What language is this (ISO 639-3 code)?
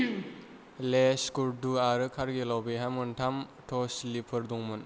brx